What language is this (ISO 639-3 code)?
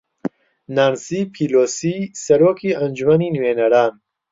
ckb